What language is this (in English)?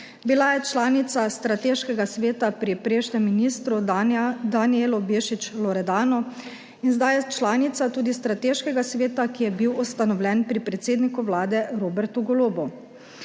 Slovenian